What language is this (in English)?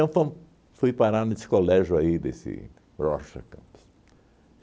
Portuguese